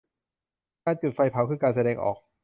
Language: Thai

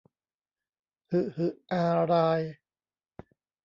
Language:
Thai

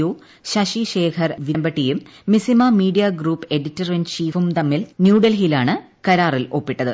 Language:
Malayalam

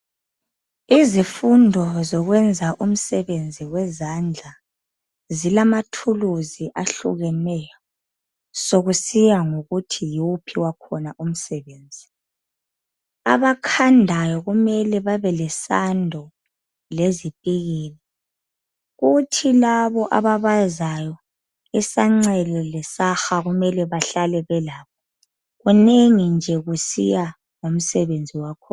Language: North Ndebele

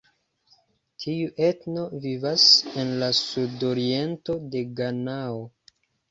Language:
Esperanto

